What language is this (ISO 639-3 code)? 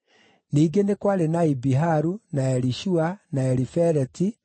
kik